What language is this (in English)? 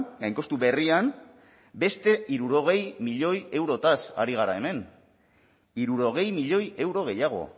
Basque